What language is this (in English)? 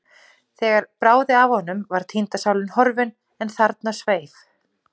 Icelandic